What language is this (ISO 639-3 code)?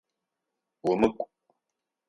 ady